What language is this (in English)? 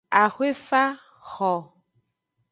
Aja (Benin)